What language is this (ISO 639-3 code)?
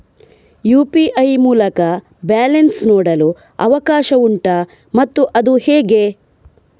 kan